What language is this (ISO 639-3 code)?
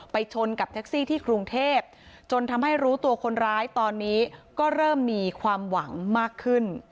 tha